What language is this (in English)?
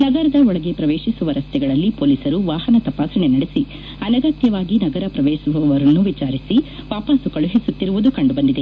Kannada